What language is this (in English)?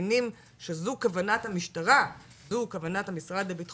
Hebrew